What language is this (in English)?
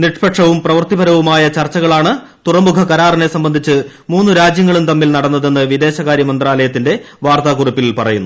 Malayalam